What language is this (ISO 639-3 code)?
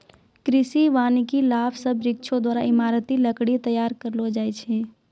mai